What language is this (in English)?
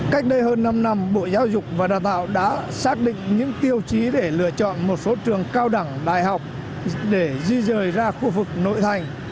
Vietnamese